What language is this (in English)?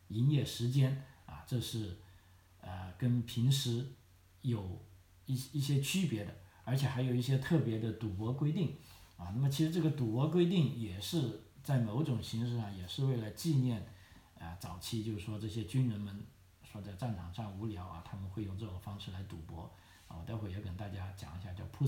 Chinese